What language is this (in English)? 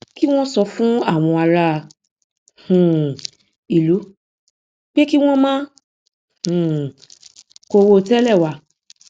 Yoruba